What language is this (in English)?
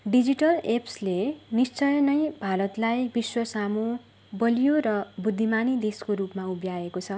Nepali